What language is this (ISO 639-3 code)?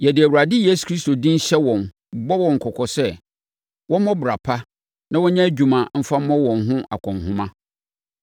aka